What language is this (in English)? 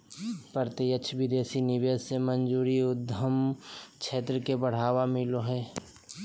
Magahi